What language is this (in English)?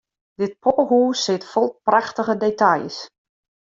Western Frisian